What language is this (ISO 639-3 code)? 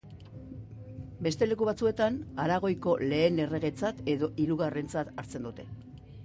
eus